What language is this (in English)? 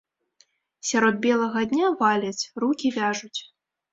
Belarusian